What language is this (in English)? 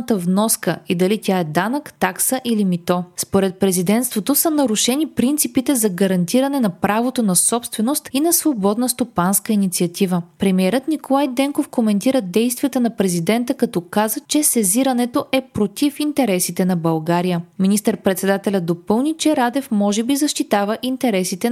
Bulgarian